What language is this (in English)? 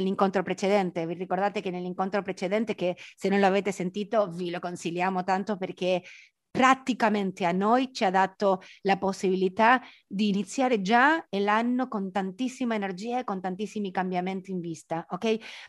Italian